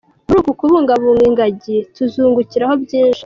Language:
Kinyarwanda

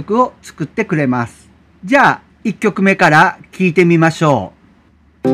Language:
Japanese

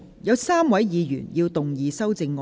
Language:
Cantonese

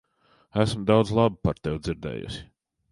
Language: Latvian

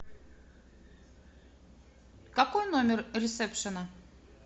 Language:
Russian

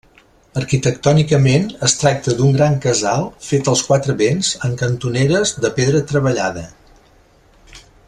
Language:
Catalan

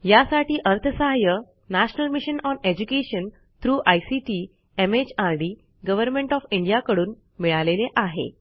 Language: Marathi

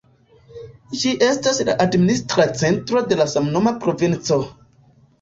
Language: Esperanto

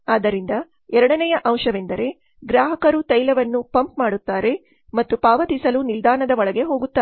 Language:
Kannada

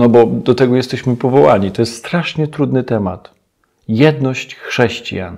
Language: Polish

